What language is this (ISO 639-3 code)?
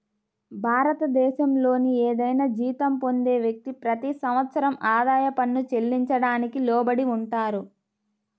tel